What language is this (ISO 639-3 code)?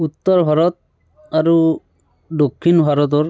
asm